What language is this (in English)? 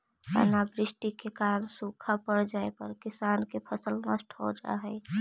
Magahi